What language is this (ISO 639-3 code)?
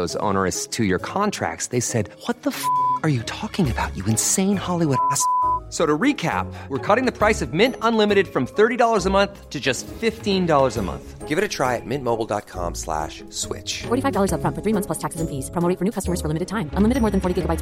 swe